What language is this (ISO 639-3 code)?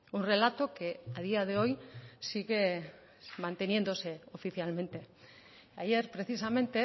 spa